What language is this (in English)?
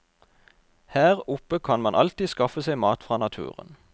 Norwegian